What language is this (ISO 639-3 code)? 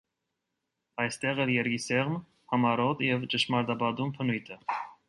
hye